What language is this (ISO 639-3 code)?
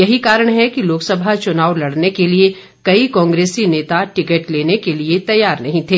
hin